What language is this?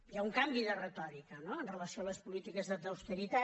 Catalan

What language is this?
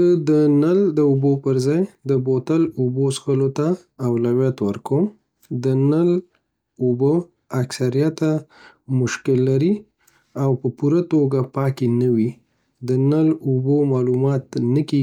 Pashto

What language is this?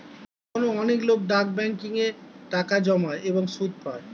Bangla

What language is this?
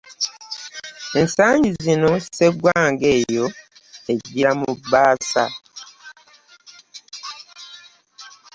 Ganda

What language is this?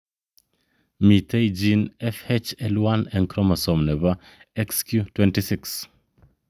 Kalenjin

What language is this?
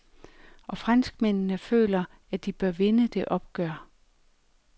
Danish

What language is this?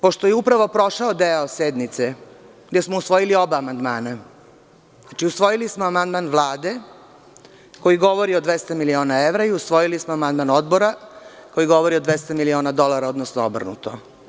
Serbian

